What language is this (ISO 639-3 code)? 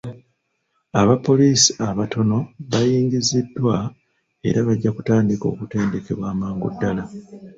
lug